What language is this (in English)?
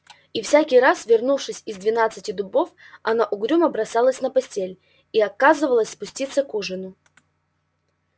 Russian